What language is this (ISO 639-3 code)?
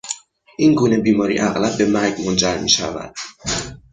fas